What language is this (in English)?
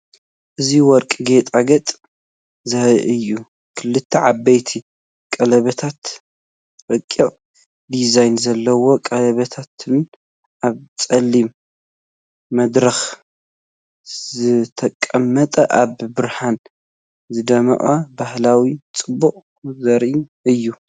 Tigrinya